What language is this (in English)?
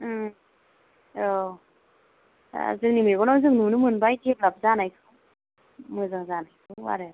Bodo